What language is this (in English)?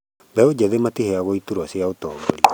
Kikuyu